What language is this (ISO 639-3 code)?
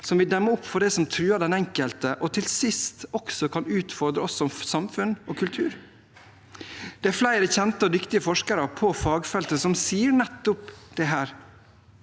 nor